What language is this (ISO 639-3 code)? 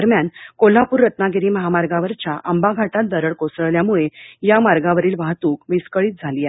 mar